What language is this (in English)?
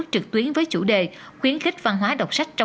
Vietnamese